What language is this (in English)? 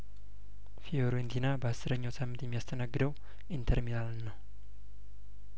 Amharic